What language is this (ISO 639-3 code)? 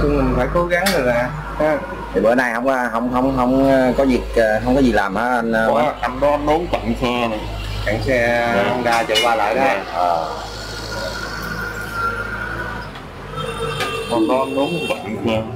vie